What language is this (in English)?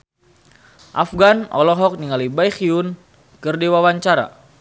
Sundanese